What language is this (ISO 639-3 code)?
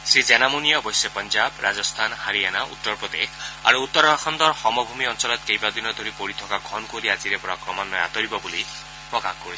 asm